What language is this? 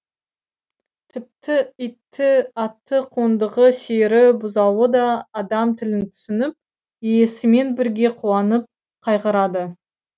Kazakh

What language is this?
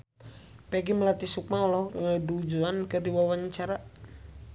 Sundanese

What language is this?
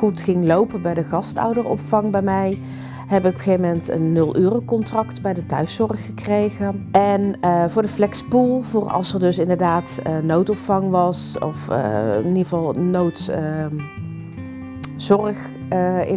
Dutch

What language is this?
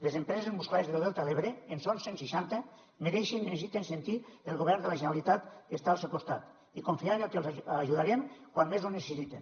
Catalan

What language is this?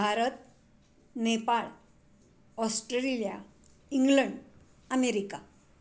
Marathi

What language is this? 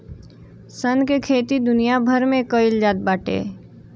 Bhojpuri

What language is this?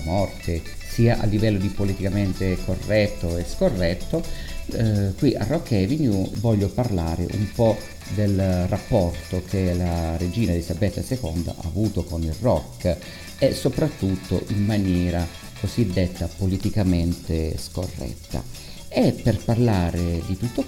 Italian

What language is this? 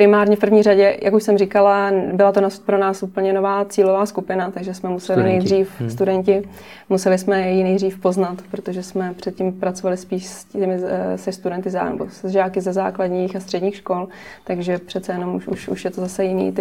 Czech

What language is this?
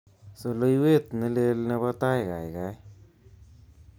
Kalenjin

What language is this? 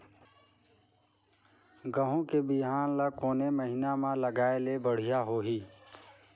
Chhattisgarhi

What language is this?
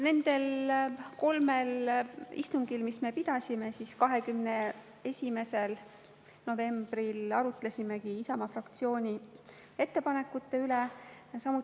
Estonian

